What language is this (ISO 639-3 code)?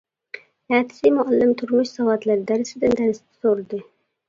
uig